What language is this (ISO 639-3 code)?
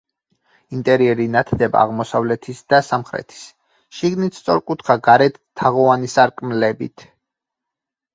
kat